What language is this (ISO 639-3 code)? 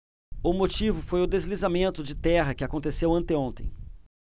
por